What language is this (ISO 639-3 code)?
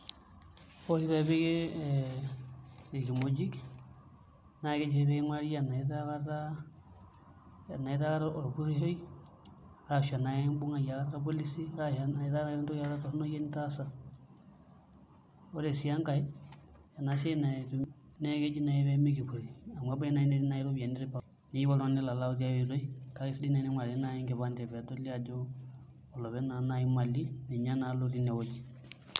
mas